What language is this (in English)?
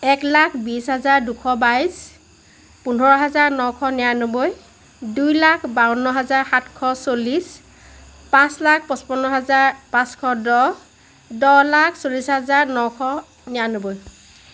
Assamese